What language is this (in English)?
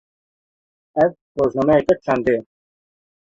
Kurdish